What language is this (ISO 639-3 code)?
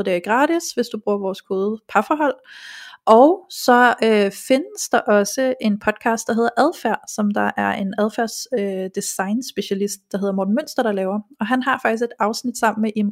dan